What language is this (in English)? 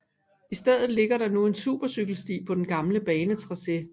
Danish